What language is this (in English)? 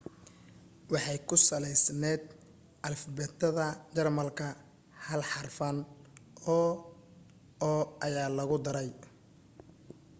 Somali